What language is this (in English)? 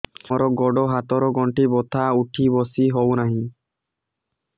Odia